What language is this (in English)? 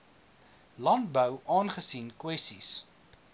Afrikaans